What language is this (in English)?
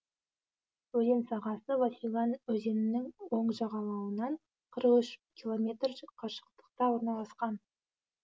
Kazakh